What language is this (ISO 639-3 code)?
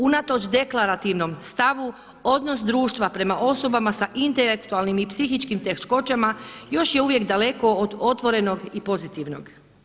hrv